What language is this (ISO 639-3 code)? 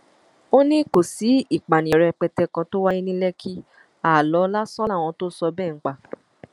yor